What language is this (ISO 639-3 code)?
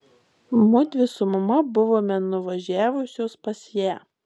lit